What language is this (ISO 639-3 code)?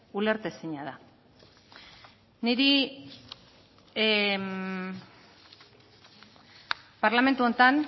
eus